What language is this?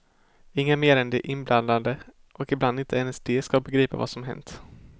Swedish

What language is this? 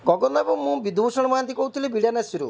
Odia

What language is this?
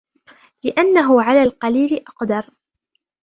Arabic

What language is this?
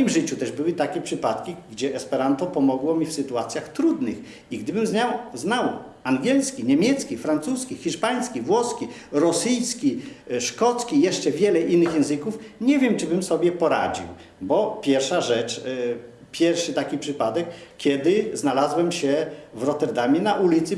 Polish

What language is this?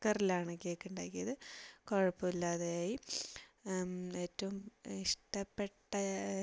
Malayalam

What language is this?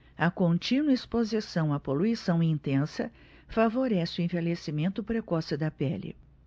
Portuguese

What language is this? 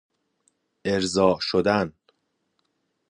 Persian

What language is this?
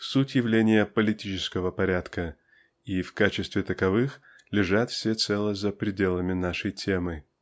Russian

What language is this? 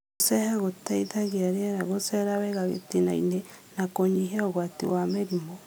Kikuyu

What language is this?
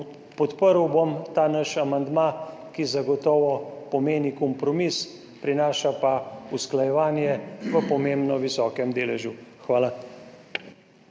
Slovenian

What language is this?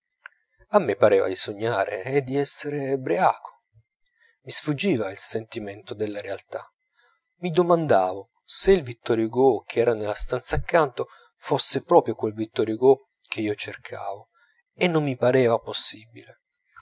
Italian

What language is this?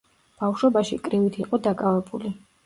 Georgian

